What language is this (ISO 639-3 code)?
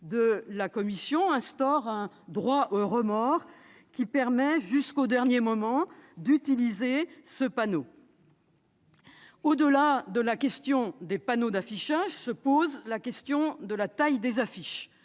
fra